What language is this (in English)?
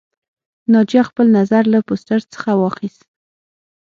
Pashto